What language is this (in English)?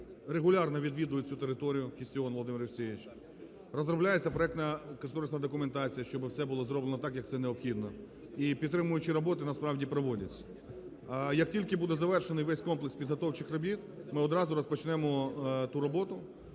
Ukrainian